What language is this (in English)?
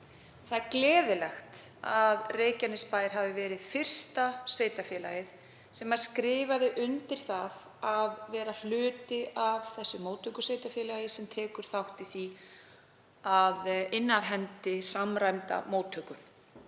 Icelandic